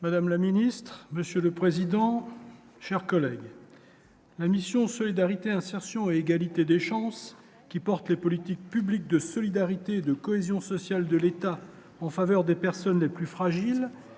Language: French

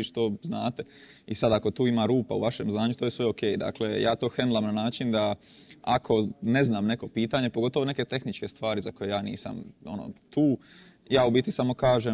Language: Croatian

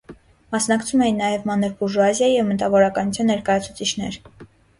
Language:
Armenian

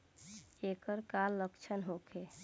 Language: Bhojpuri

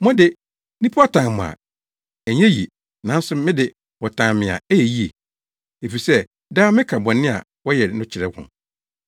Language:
Akan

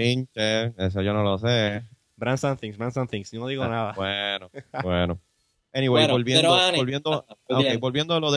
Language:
Spanish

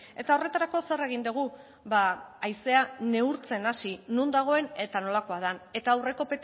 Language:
Basque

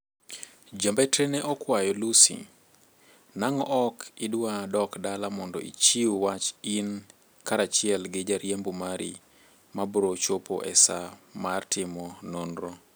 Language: Luo (Kenya and Tanzania)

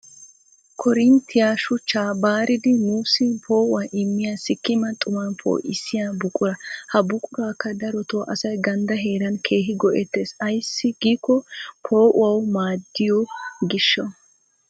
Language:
Wolaytta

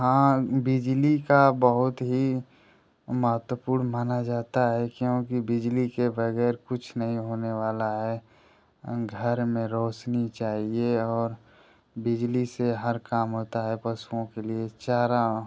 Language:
Hindi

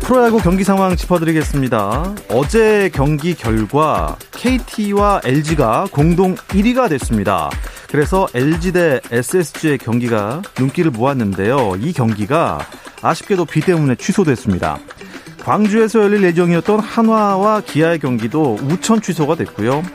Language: Korean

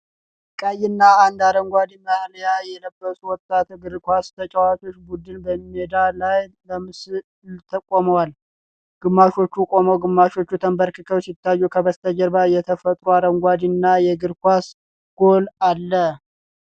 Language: Amharic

